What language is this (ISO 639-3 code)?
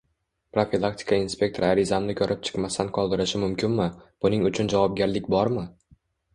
uzb